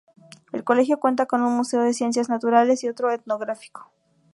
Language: Spanish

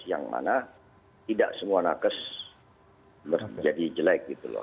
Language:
Indonesian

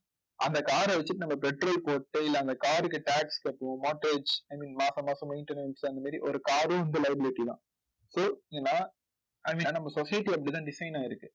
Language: Tamil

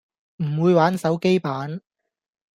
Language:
Cantonese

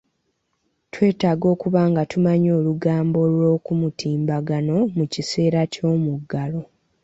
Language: Ganda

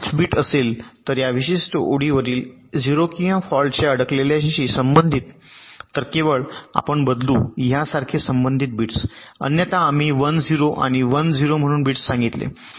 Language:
Marathi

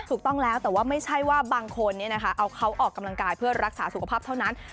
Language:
Thai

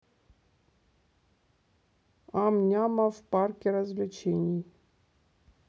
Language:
Russian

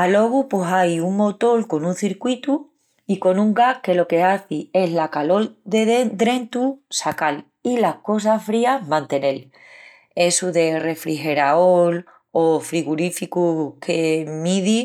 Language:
Extremaduran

